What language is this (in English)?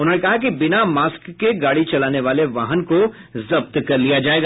Hindi